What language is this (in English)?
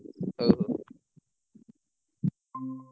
Odia